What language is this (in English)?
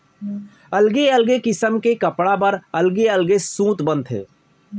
Chhattisgarhi